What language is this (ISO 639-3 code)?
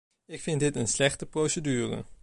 nld